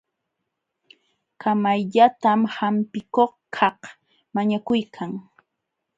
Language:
Jauja Wanca Quechua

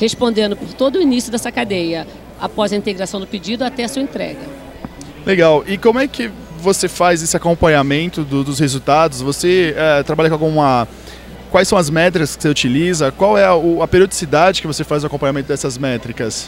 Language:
Portuguese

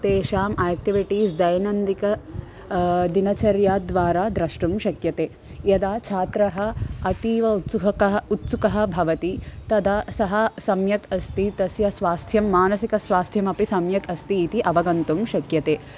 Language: Sanskrit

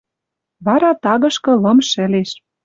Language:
Western Mari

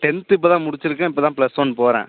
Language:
Tamil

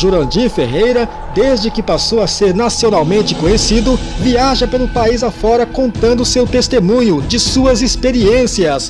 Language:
Portuguese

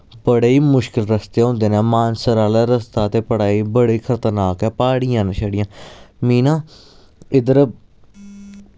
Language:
Dogri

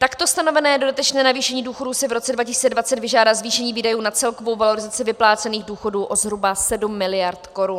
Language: Czech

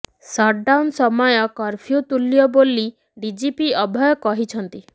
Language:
Odia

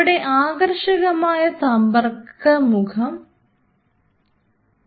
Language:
Malayalam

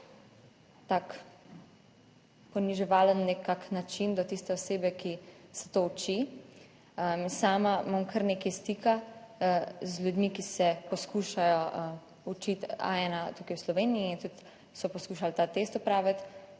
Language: Slovenian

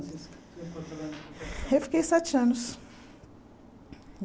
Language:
Portuguese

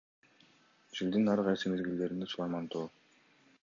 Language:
Kyrgyz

